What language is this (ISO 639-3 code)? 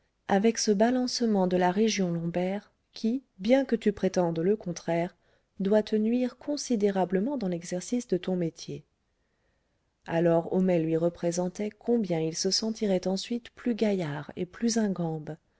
fra